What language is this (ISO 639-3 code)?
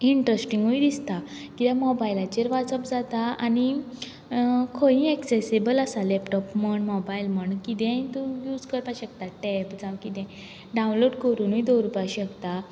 kok